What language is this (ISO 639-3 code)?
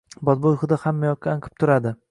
uzb